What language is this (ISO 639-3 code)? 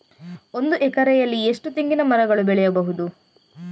kan